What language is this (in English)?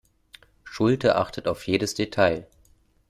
German